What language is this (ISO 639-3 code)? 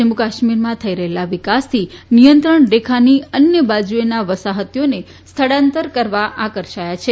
guj